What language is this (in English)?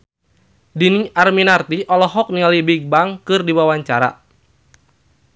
Sundanese